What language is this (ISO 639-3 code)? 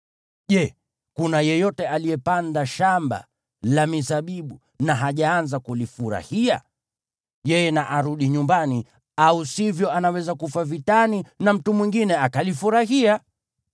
swa